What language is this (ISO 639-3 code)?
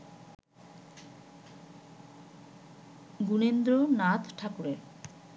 ben